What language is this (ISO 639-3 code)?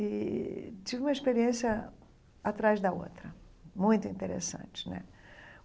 por